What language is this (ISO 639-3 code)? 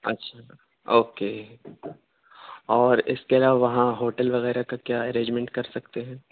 urd